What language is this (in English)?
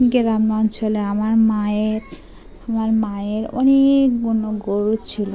Bangla